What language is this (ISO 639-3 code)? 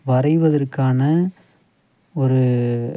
tam